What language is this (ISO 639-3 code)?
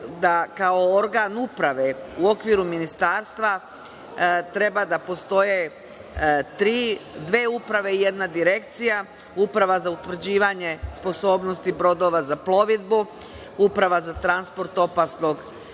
srp